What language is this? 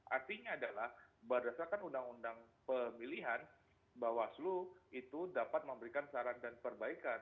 Indonesian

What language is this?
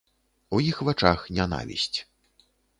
Belarusian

